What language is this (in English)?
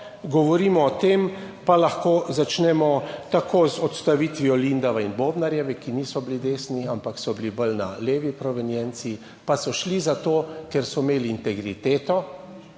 Slovenian